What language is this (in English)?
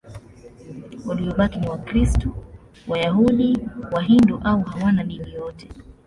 Swahili